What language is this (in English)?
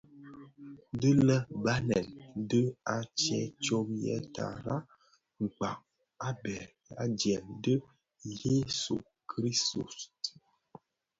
Bafia